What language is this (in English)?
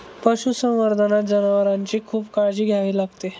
Marathi